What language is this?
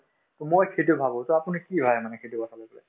Assamese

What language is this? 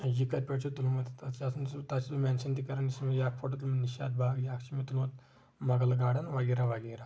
Kashmiri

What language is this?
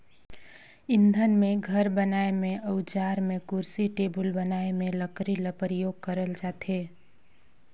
Chhattisgarhi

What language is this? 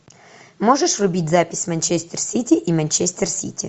Russian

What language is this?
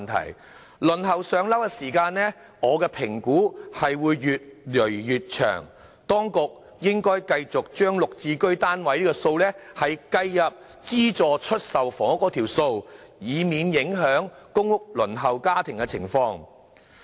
Cantonese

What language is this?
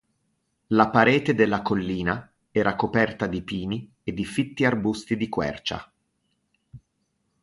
Italian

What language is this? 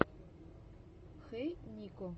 Russian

